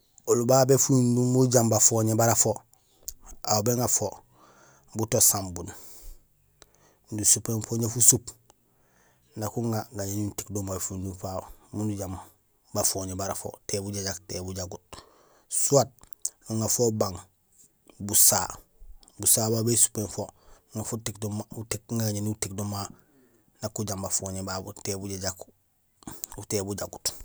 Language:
Gusilay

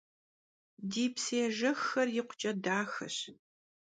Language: Kabardian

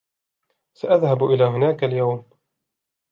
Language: Arabic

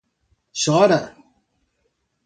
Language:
Portuguese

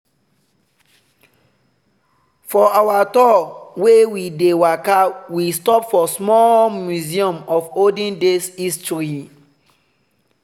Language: Nigerian Pidgin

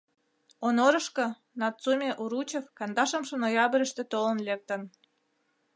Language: Mari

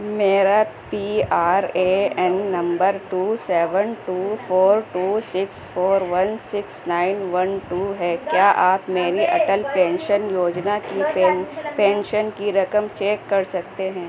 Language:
Urdu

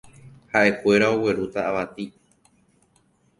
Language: Guarani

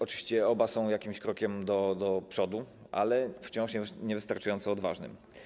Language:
Polish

